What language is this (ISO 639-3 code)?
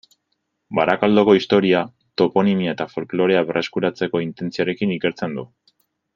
eus